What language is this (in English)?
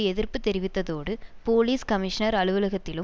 Tamil